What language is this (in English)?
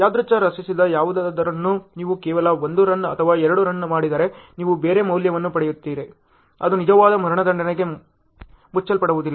Kannada